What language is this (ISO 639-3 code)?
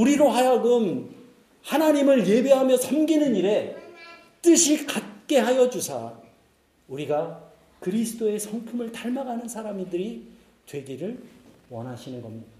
kor